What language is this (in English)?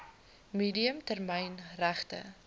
Afrikaans